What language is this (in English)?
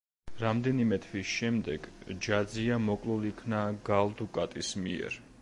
Georgian